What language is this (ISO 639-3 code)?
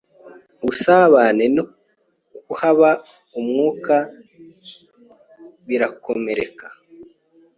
kin